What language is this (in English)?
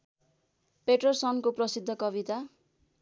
Nepali